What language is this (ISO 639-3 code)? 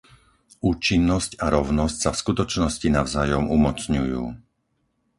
slk